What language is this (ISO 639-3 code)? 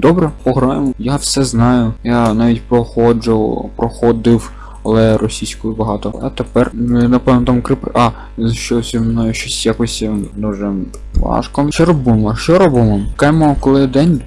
rus